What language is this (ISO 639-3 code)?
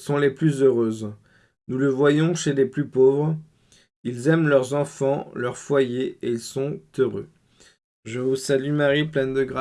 fra